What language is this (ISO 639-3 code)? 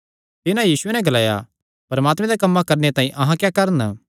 xnr